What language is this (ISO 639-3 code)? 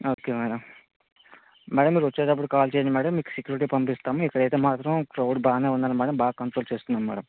tel